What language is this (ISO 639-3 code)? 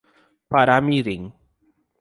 por